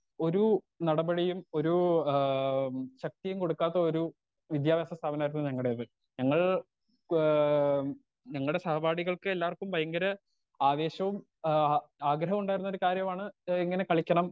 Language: Malayalam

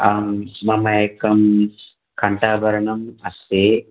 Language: Sanskrit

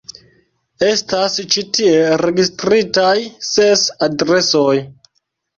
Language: Esperanto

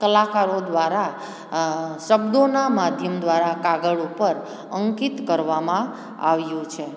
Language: Gujarati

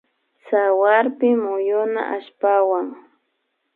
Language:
Imbabura Highland Quichua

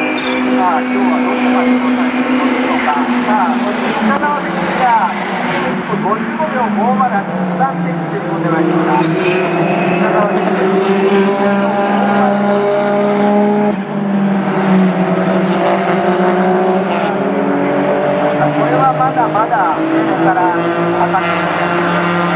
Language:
Japanese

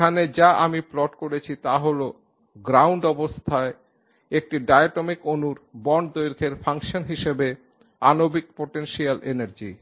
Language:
Bangla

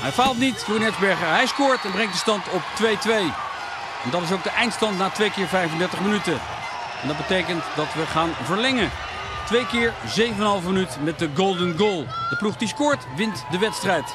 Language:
Dutch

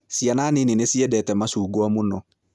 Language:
Kikuyu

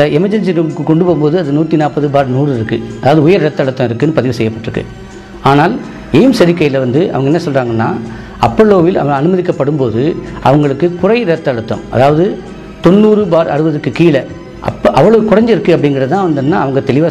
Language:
Arabic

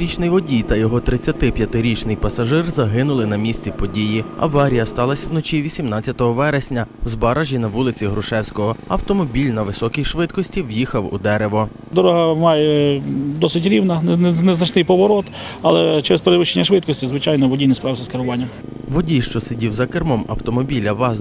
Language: Ukrainian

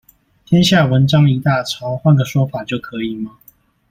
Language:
Chinese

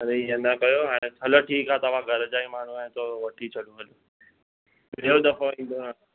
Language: Sindhi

